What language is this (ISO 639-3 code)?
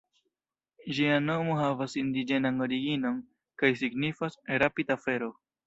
epo